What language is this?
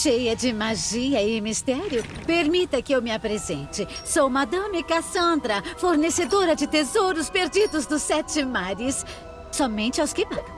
Portuguese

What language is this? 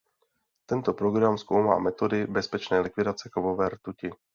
Czech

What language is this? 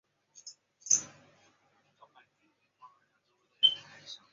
Chinese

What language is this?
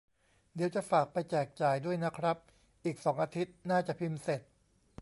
Thai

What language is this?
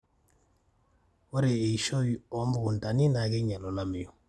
Masai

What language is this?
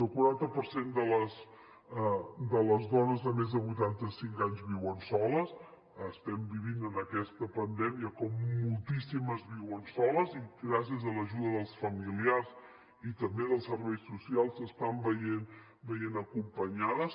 Catalan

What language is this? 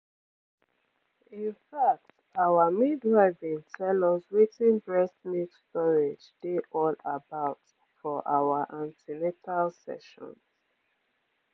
Nigerian Pidgin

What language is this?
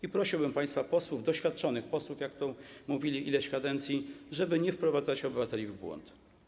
Polish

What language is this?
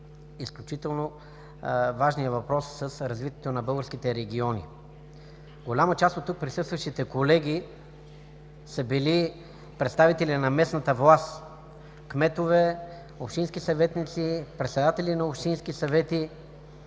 Bulgarian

